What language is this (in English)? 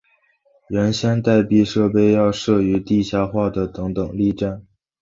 Chinese